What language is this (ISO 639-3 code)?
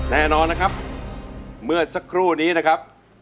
tha